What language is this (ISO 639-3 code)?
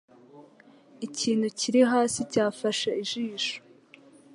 kin